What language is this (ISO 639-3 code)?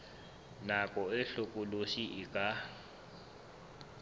sot